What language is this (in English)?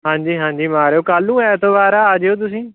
Punjabi